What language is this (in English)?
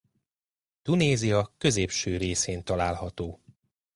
Hungarian